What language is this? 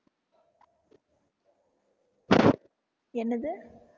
Tamil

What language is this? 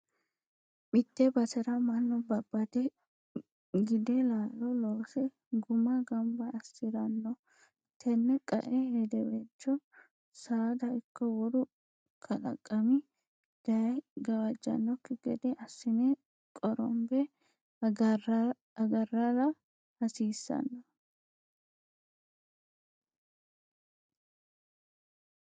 Sidamo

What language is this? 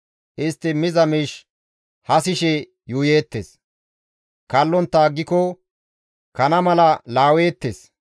Gamo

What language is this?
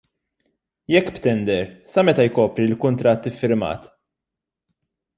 Maltese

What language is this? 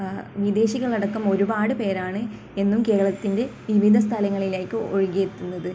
Malayalam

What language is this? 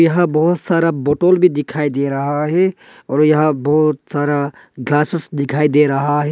Hindi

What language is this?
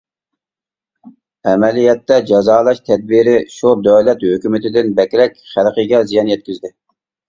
Uyghur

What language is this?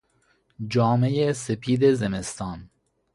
Persian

